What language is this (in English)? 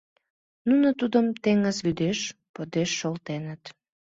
Mari